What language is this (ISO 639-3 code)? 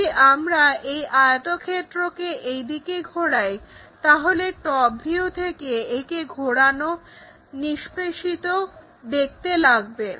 ben